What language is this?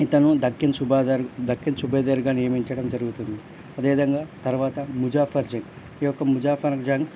Telugu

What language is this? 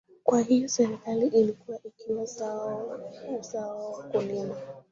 Swahili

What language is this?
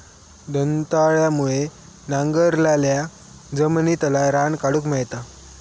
Marathi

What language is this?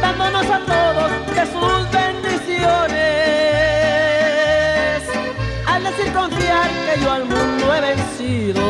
Spanish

